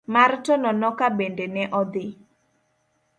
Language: Luo (Kenya and Tanzania)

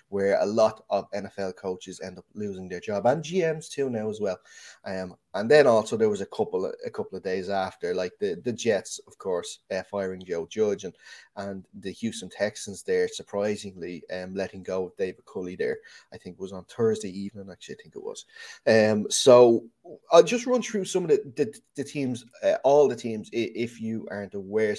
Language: English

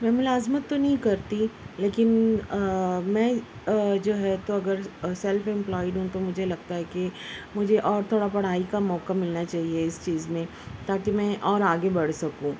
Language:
Urdu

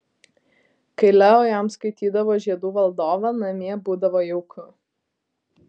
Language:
Lithuanian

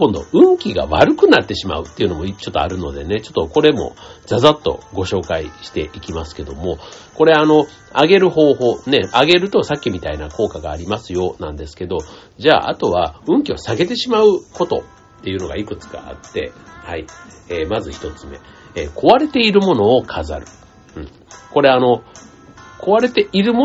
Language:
Japanese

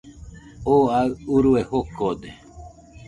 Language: Nüpode Huitoto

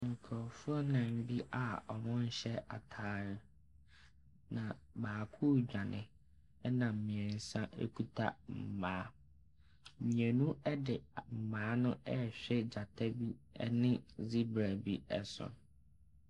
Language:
Akan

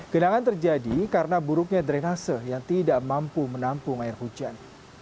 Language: Indonesian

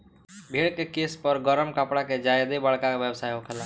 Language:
Bhojpuri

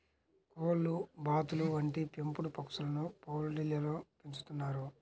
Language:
Telugu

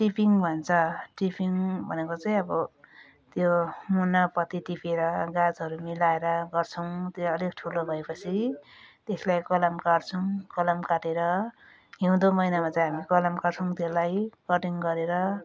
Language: Nepali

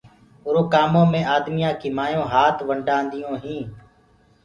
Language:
Gurgula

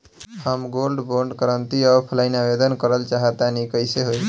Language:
Bhojpuri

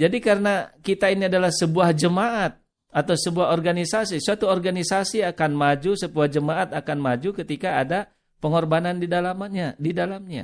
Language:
Indonesian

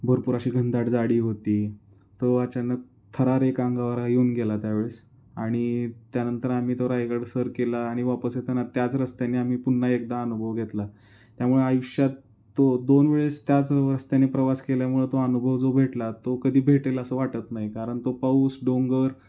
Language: Marathi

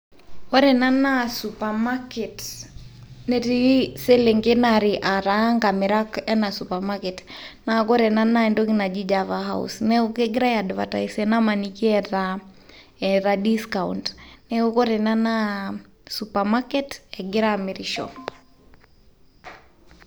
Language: Masai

